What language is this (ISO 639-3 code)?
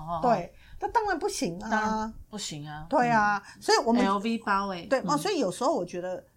zho